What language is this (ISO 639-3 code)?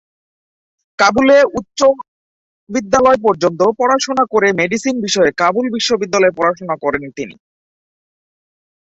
ben